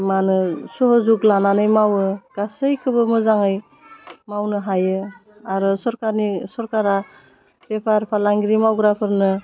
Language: Bodo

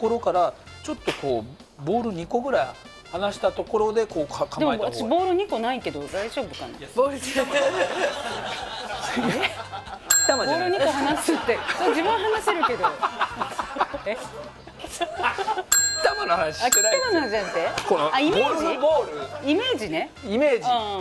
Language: Japanese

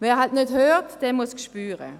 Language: Swiss German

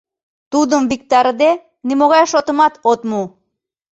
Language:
Mari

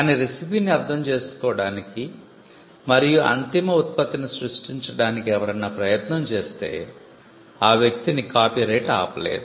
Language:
Telugu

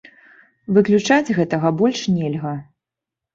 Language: Belarusian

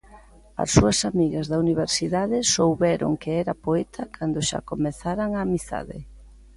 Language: Galician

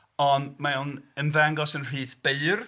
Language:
Welsh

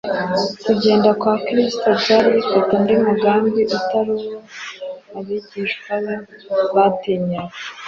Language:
Kinyarwanda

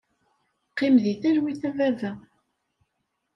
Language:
Kabyle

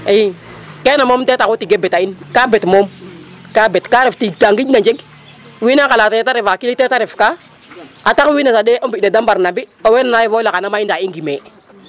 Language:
Serer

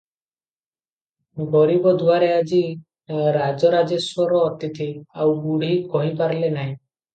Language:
Odia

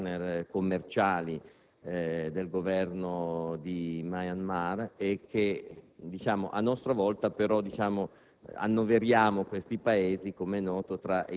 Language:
Italian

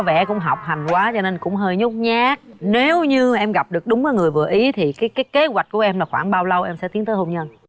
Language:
Vietnamese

